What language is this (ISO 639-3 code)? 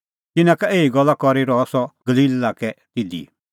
kfx